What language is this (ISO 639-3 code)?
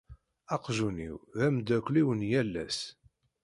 kab